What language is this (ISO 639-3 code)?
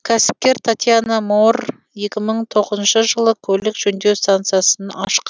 kaz